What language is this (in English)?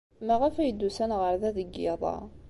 Kabyle